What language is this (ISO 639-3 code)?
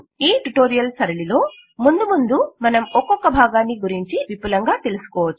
tel